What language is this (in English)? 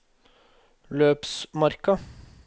Norwegian